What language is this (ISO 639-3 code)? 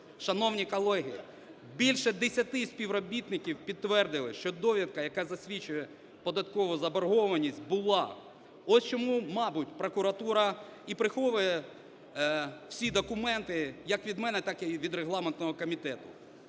ukr